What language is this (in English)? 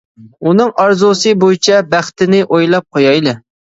Uyghur